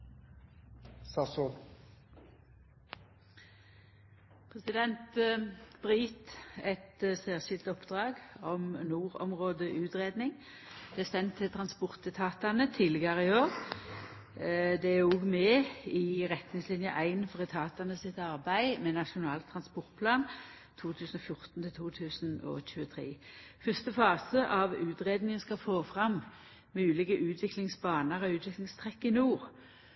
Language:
Norwegian Nynorsk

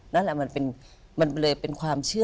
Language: Thai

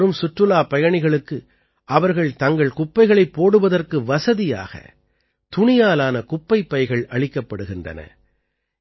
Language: Tamil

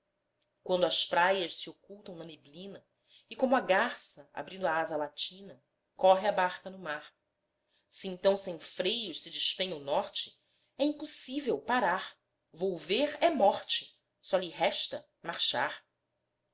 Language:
Portuguese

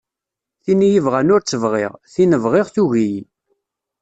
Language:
Kabyle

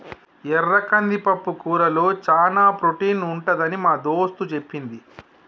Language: Telugu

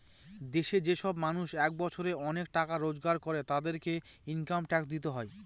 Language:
Bangla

